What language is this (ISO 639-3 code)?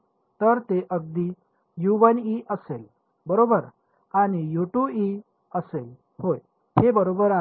mar